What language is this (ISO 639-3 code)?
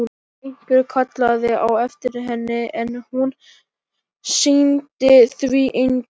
isl